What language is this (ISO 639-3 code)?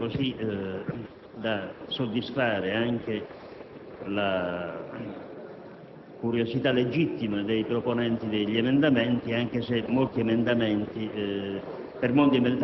ita